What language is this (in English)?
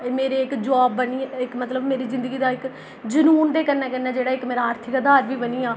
Dogri